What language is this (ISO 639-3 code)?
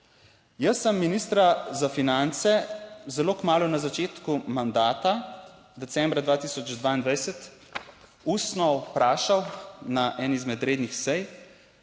slv